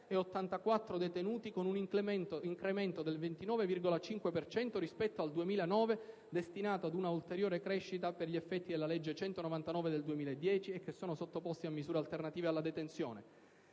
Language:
Italian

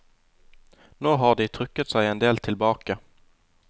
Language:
Norwegian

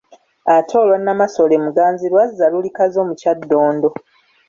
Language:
Ganda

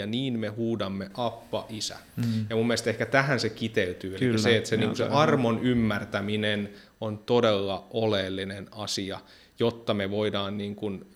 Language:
Finnish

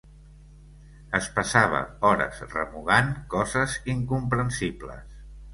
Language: Catalan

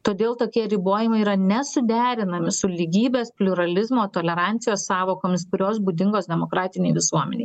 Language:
Lithuanian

